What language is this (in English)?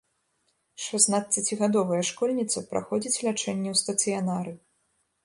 Belarusian